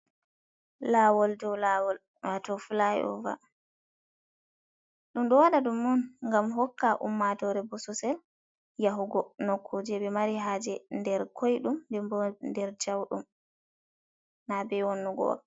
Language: Fula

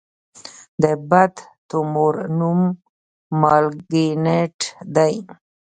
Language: Pashto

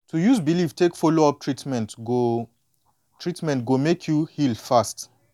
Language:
Nigerian Pidgin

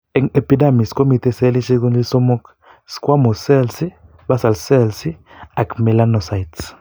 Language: Kalenjin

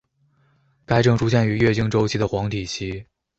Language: Chinese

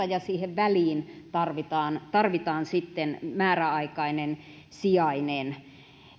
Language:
Finnish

